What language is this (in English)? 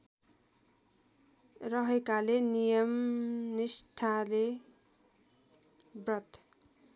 Nepali